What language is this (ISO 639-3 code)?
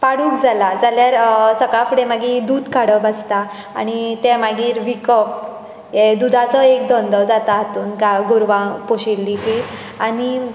kok